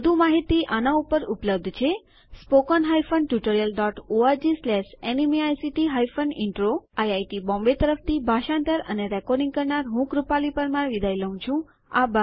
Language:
Gujarati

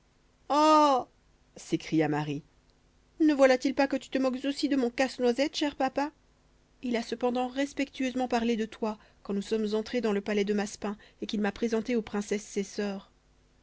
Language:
French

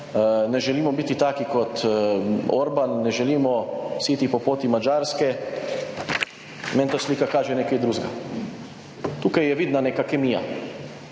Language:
Slovenian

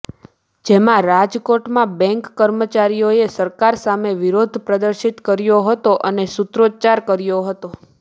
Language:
Gujarati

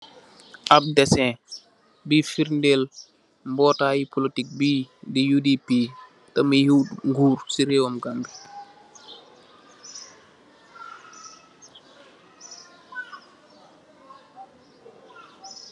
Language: Wolof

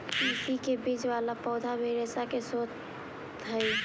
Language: Magahi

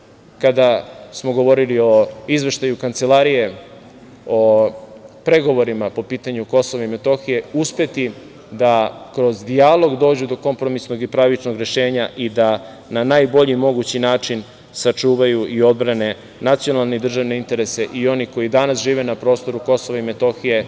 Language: Serbian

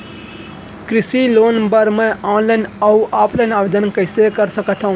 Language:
Chhattisgarhi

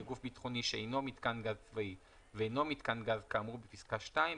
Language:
Hebrew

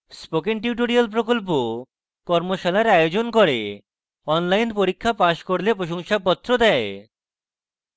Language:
Bangla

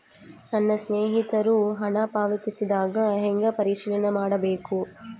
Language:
Kannada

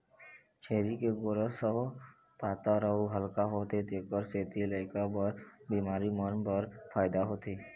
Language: Chhattisgarhi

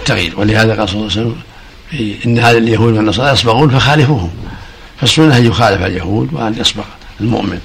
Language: Arabic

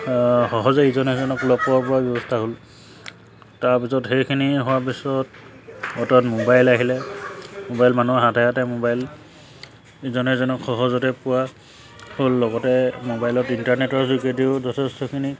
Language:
Assamese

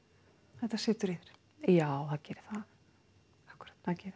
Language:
Icelandic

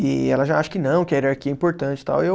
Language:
Portuguese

